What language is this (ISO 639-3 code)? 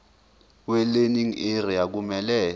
zul